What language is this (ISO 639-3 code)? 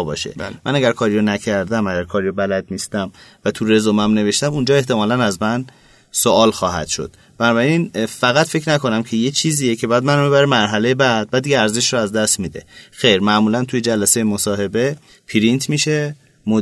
fas